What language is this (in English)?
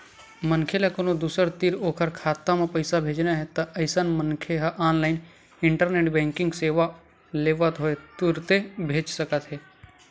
Chhattisgarhi